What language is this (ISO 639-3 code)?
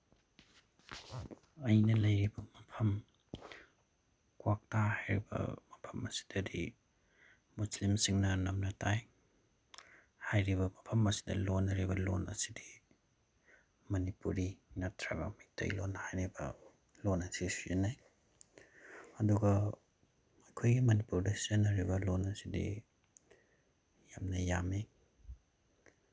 mni